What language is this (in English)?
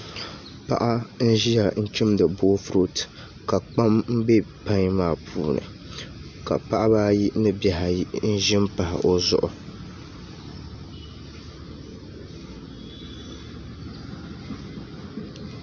Dagbani